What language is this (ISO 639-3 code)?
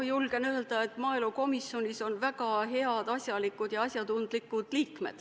est